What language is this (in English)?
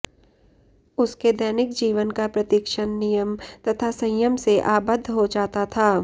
Sanskrit